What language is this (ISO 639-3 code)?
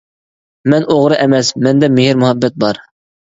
uig